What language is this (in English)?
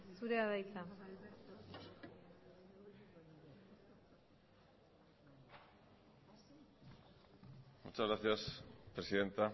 Basque